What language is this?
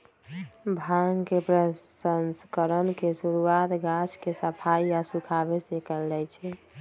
Magahi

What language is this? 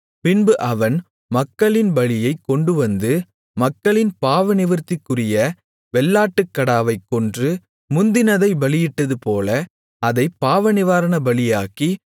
Tamil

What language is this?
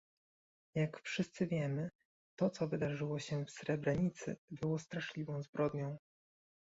Polish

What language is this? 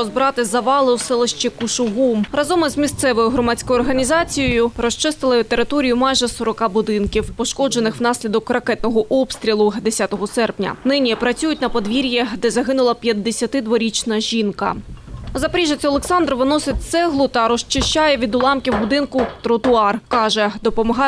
Ukrainian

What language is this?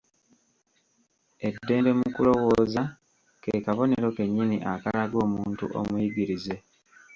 Ganda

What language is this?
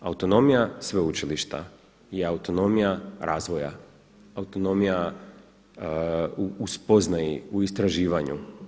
Croatian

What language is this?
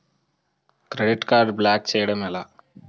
Telugu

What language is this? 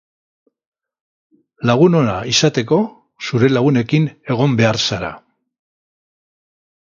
Basque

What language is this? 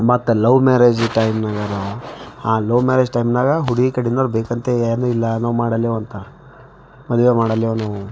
Kannada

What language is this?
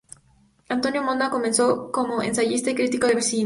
Spanish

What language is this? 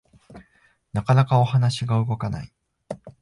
Japanese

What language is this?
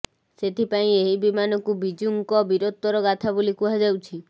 Odia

